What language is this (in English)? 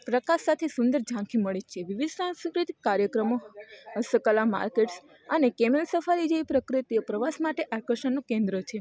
Gujarati